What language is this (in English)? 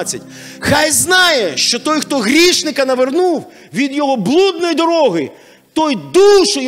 Ukrainian